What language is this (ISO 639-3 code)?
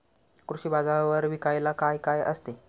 mar